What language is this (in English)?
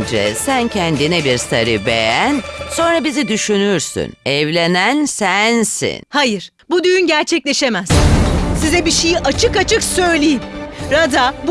Turkish